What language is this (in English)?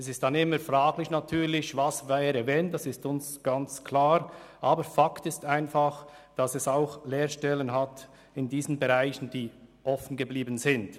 Swiss German